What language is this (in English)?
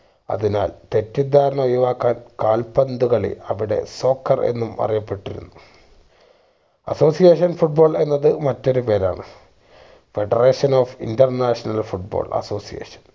Malayalam